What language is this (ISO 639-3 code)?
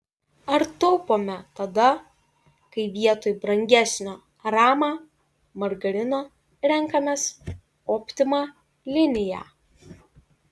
lit